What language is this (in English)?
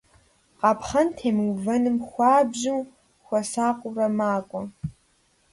Kabardian